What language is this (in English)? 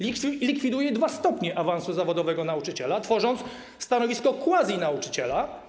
Polish